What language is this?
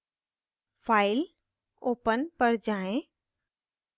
Hindi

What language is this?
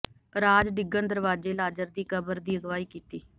Punjabi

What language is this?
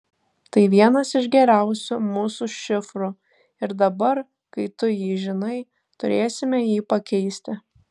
Lithuanian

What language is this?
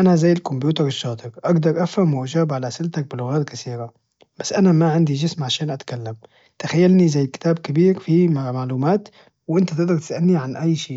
Najdi Arabic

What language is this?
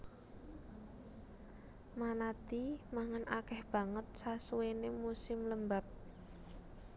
Javanese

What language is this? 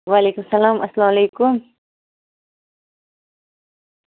Kashmiri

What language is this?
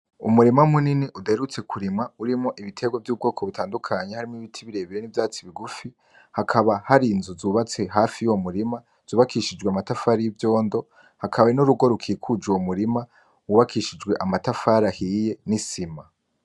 Rundi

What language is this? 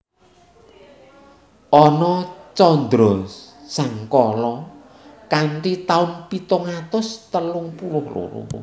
Javanese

